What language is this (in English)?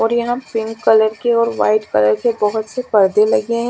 Hindi